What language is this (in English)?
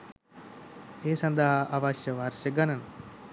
Sinhala